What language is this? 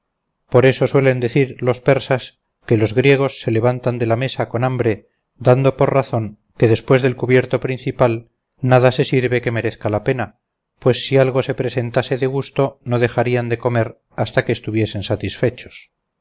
Spanish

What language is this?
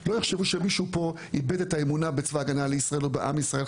Hebrew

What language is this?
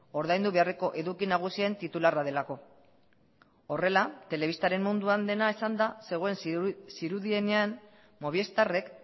Basque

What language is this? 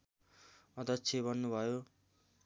Nepali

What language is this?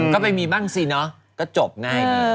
Thai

